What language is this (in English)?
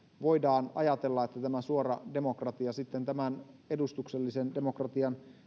Finnish